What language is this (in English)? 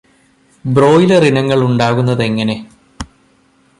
Malayalam